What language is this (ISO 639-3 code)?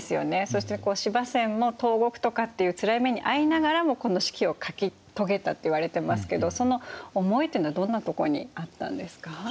jpn